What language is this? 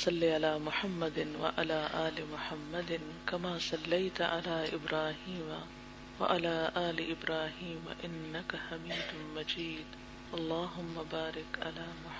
Urdu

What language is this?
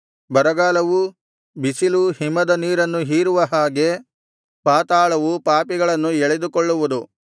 Kannada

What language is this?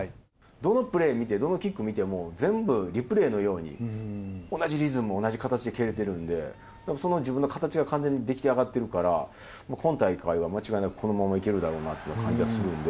Japanese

